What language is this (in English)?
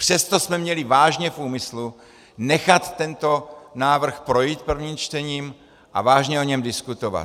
Czech